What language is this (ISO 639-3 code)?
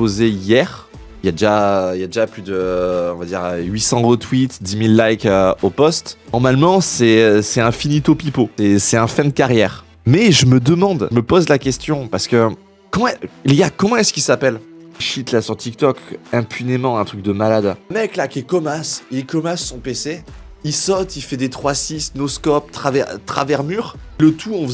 fra